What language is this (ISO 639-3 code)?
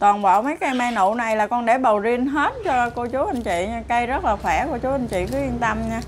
vie